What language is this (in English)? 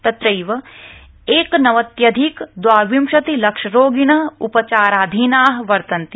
Sanskrit